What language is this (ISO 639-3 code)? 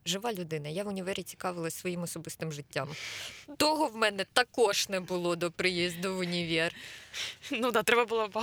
ukr